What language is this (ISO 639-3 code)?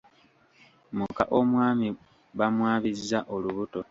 lug